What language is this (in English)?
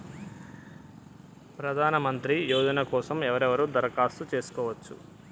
Telugu